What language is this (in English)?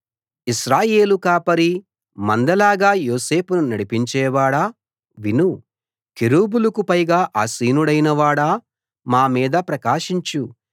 Telugu